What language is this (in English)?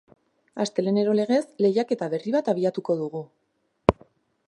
Basque